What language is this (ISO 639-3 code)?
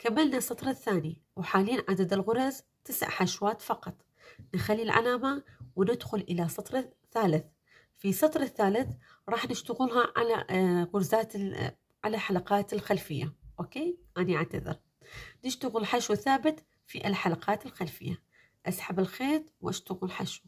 ara